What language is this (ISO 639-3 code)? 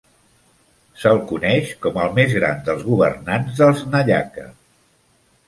cat